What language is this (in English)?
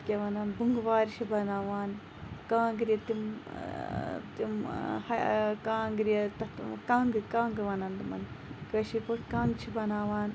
Kashmiri